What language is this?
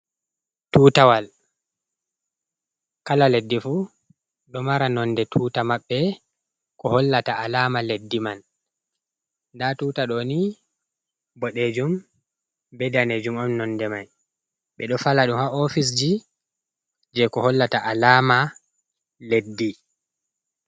Fula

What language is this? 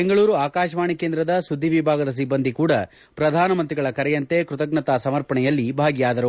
Kannada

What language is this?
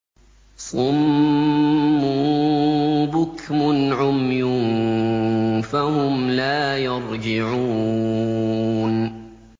Arabic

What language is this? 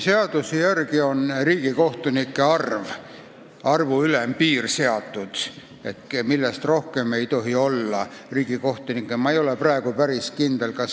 Estonian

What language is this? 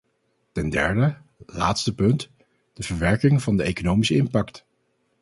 Dutch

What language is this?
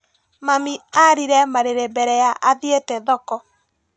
Kikuyu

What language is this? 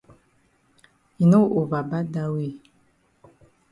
Cameroon Pidgin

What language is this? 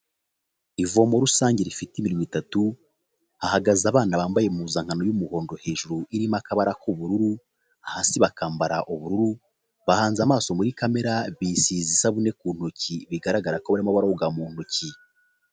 Kinyarwanda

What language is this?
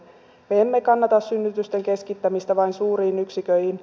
Finnish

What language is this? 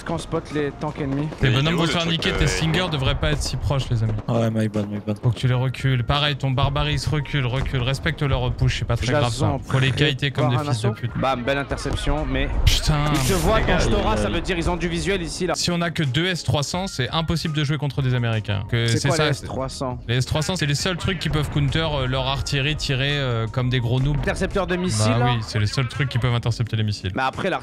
French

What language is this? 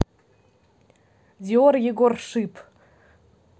Russian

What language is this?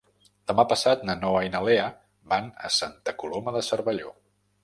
Catalan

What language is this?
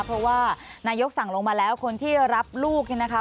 Thai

